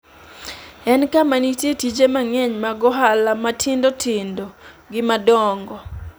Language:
Luo (Kenya and Tanzania)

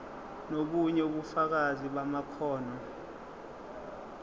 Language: Zulu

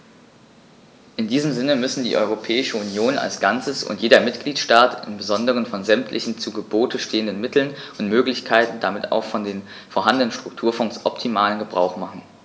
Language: German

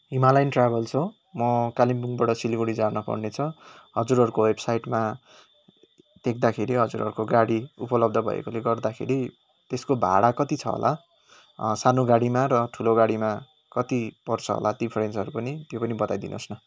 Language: Nepali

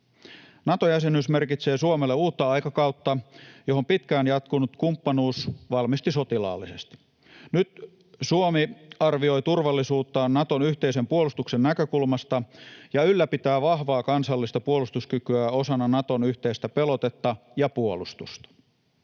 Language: Finnish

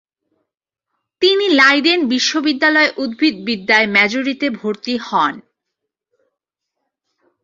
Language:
Bangla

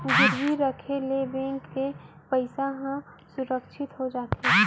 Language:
Chhattisgarhi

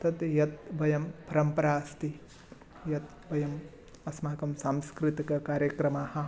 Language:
Sanskrit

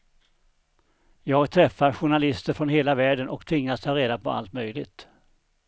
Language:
Swedish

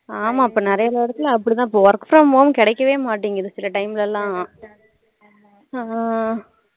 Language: Tamil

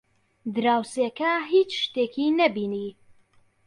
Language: Central Kurdish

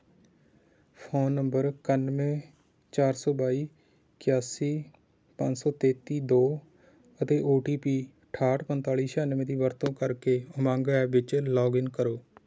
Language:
Punjabi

